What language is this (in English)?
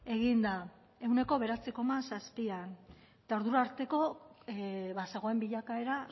Basque